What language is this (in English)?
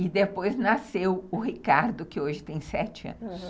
Portuguese